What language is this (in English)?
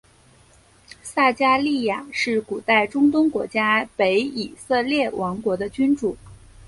Chinese